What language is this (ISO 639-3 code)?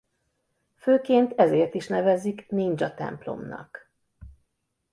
hun